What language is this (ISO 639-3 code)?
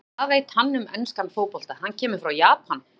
isl